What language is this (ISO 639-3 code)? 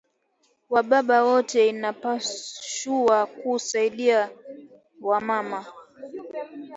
swa